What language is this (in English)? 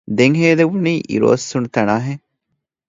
Divehi